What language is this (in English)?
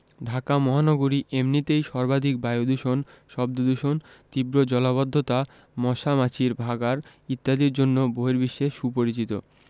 Bangla